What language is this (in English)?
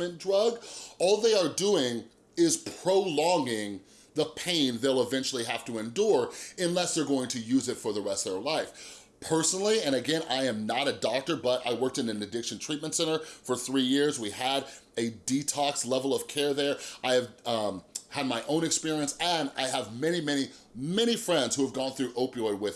English